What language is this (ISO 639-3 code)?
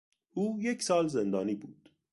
fas